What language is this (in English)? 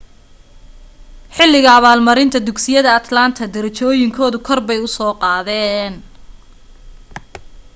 Somali